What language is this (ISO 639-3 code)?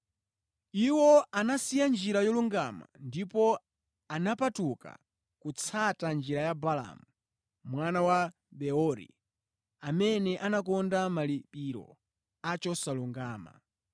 nya